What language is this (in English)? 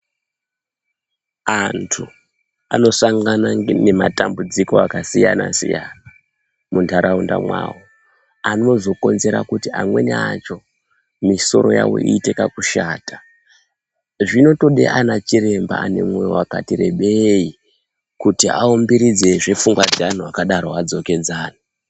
Ndau